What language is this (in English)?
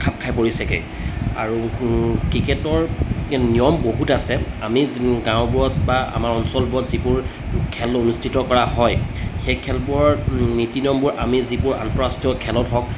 Assamese